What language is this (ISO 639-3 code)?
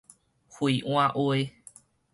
nan